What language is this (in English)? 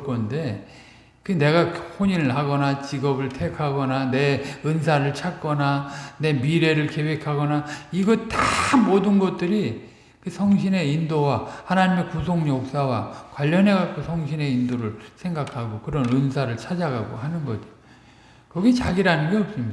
Korean